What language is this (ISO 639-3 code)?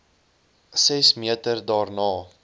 afr